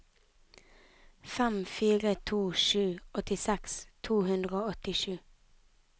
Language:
Norwegian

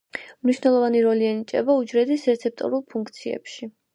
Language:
Georgian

